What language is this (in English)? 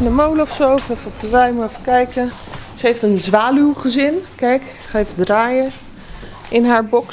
Dutch